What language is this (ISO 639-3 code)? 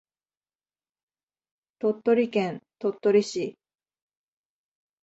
jpn